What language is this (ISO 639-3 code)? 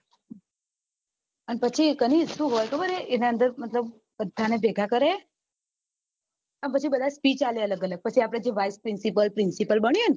guj